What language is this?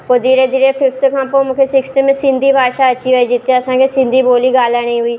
Sindhi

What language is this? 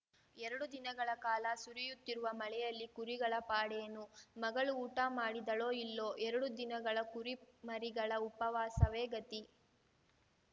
Kannada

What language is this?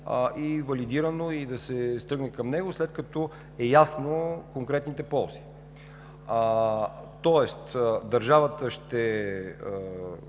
Bulgarian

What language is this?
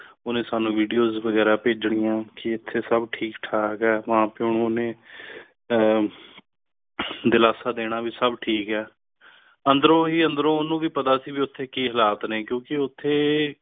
Punjabi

